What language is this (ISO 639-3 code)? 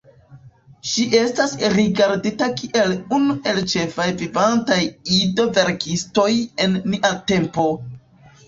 epo